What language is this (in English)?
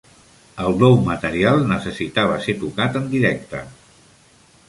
Catalan